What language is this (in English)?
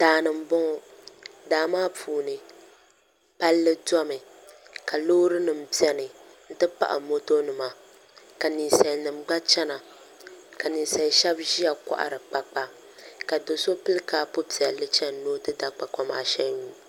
Dagbani